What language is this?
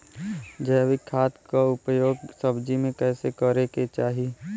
Bhojpuri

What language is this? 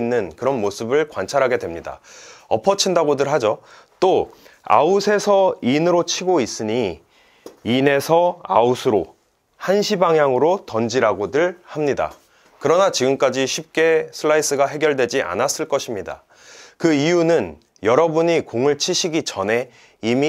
Korean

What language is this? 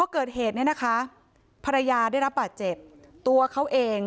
Thai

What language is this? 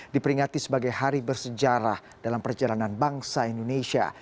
Indonesian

